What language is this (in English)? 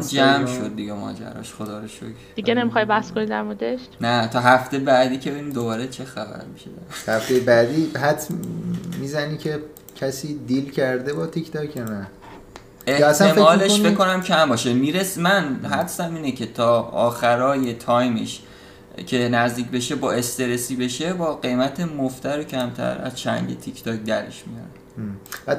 Persian